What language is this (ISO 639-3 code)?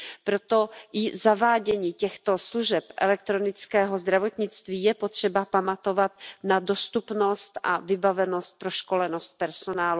ces